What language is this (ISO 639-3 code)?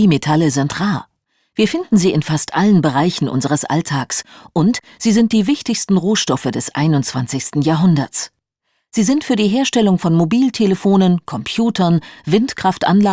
deu